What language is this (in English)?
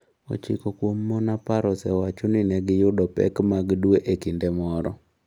Luo (Kenya and Tanzania)